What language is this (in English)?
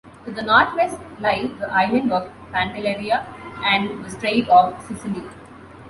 English